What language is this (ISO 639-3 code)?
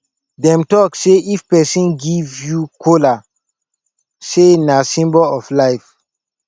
pcm